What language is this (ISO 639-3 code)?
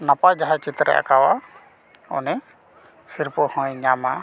sat